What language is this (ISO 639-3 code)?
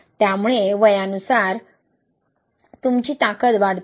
mar